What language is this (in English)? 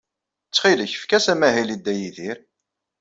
Kabyle